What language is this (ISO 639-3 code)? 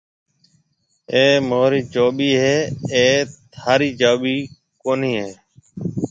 mve